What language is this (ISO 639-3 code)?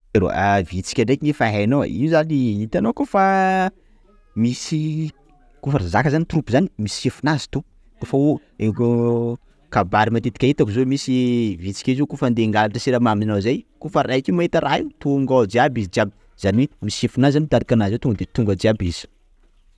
skg